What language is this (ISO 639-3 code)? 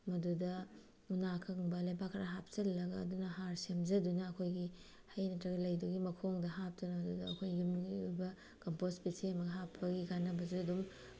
mni